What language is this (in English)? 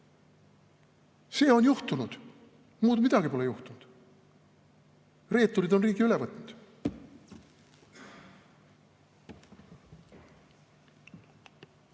Estonian